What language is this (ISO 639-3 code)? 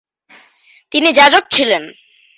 ben